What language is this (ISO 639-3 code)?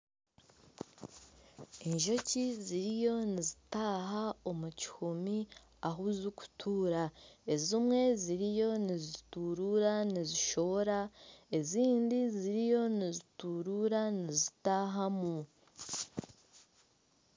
nyn